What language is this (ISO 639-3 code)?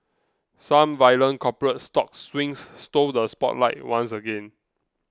eng